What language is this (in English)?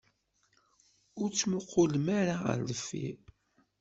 Kabyle